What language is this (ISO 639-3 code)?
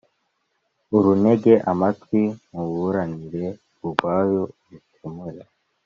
kin